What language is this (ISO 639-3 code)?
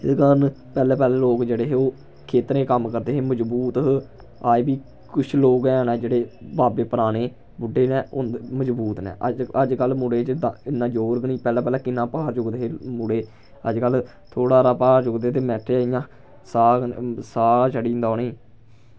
doi